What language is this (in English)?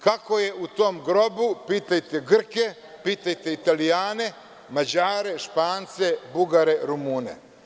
Serbian